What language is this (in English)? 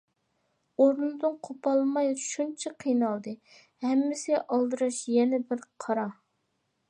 Uyghur